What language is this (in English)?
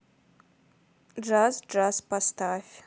Russian